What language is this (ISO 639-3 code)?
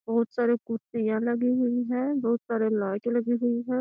mag